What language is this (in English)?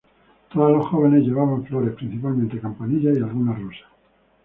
Spanish